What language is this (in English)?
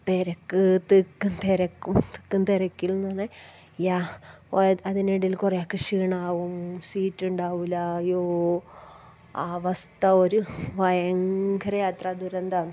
Malayalam